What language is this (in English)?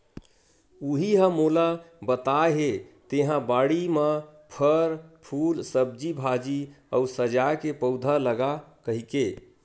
Chhattisgarhi